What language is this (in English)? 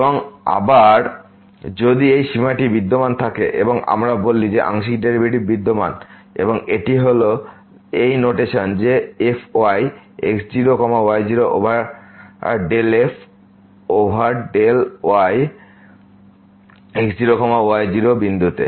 Bangla